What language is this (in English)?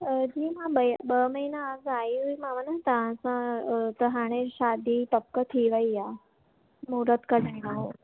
Sindhi